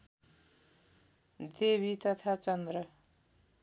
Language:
Nepali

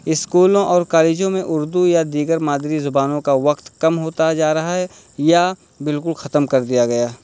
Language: Urdu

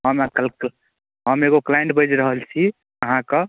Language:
Maithili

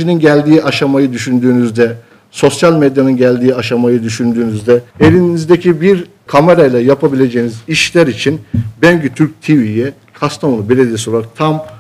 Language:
Turkish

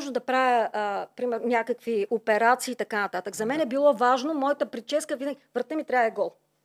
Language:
Bulgarian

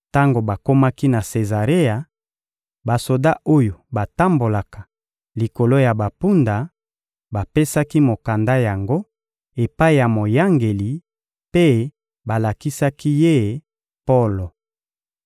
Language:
Lingala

